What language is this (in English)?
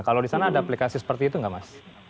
Indonesian